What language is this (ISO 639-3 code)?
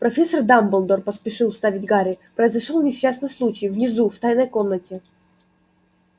rus